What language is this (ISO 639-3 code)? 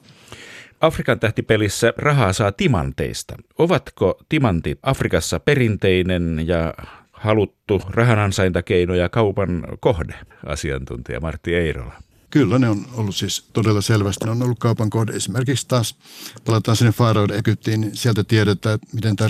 fin